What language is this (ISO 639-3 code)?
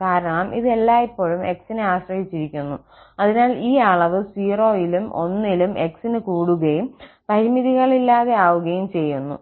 mal